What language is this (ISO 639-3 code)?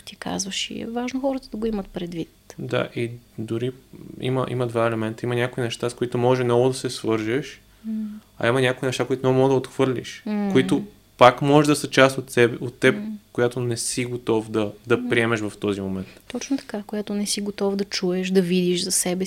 bul